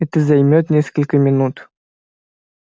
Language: Russian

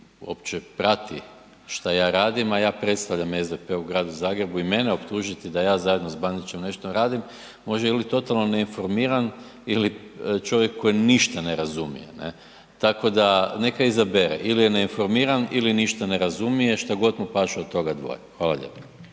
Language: Croatian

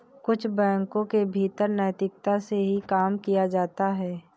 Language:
Hindi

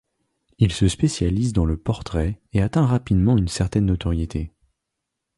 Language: French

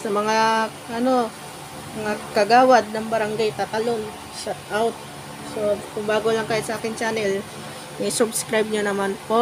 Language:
Filipino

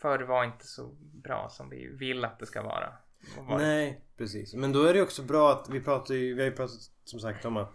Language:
Swedish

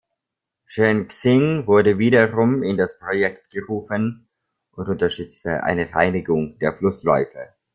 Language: German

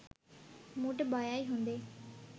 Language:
Sinhala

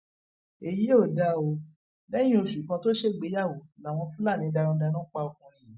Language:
Yoruba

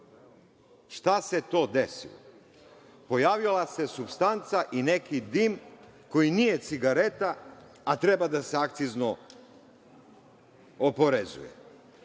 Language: Serbian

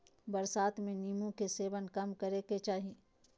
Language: Magahi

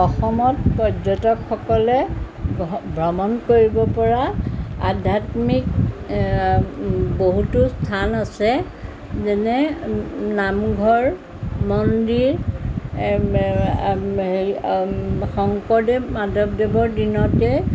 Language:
Assamese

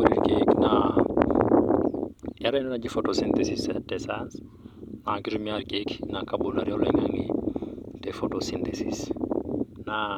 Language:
Masai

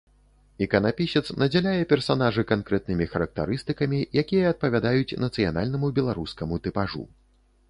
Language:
Belarusian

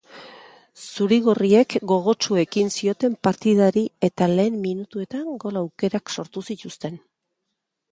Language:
Basque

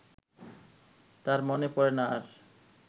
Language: Bangla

